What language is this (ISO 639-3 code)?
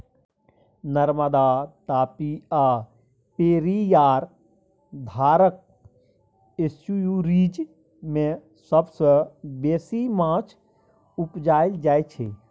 mai